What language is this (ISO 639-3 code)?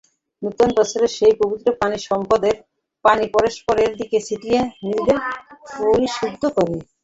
ben